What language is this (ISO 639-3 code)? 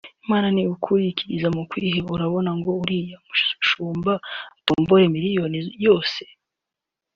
kin